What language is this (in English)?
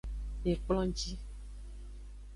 Aja (Benin)